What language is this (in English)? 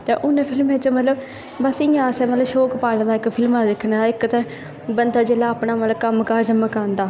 Dogri